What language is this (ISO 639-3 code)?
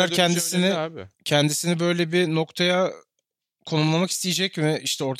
tur